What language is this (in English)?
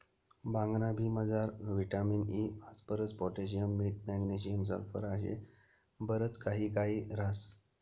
Marathi